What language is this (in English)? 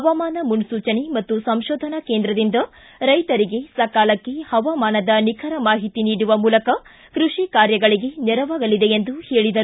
Kannada